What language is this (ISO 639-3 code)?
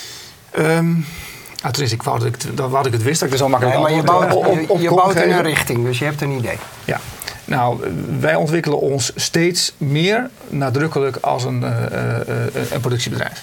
nld